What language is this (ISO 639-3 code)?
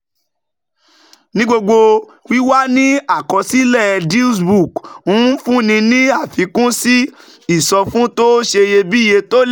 yor